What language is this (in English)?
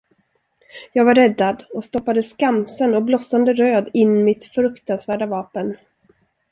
Swedish